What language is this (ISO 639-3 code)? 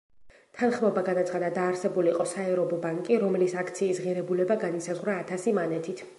kat